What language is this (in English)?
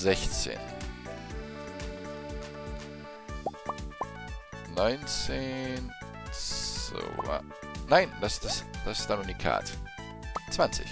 German